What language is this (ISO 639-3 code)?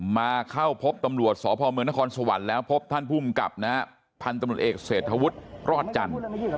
tha